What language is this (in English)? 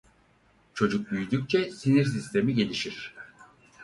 Turkish